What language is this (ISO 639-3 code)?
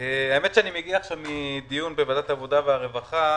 heb